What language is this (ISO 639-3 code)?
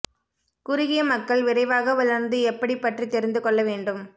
tam